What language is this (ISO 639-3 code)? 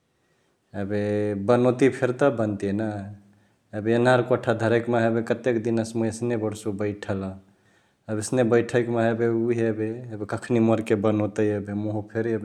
the